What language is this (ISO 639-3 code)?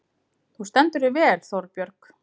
isl